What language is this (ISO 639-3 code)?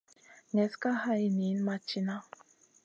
mcn